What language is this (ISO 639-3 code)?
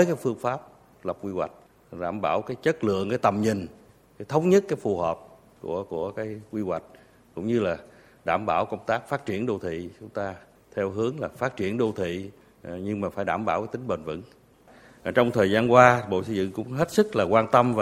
vie